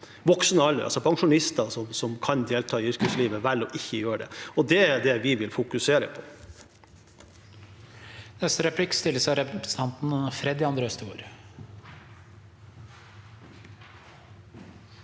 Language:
Norwegian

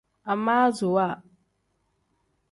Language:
Tem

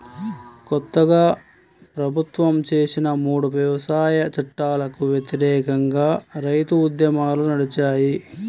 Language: Telugu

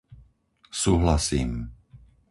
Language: Slovak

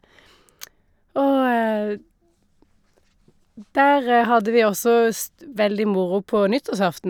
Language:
Norwegian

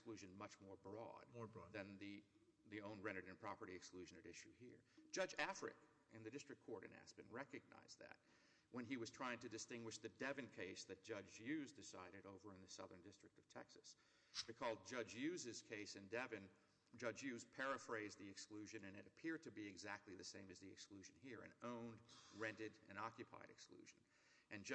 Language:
English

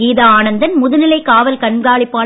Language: Tamil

